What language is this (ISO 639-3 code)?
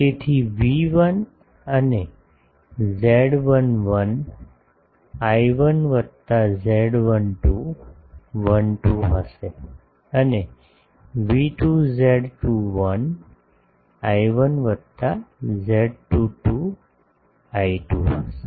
guj